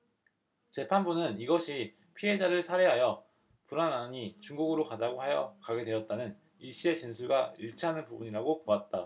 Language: Korean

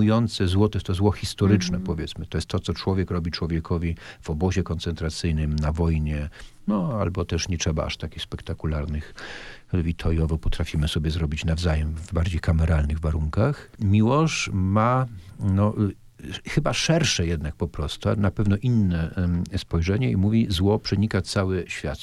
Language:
Polish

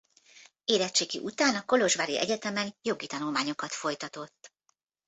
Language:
Hungarian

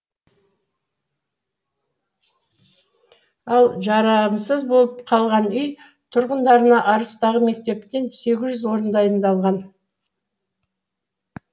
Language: Kazakh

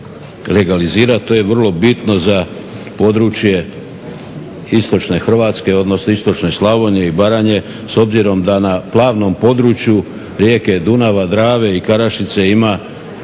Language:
Croatian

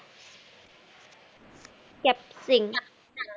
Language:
Bangla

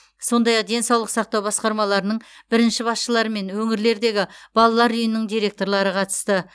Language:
Kazakh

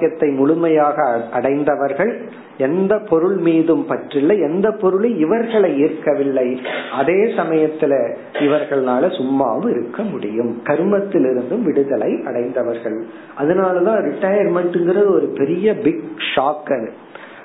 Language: Tamil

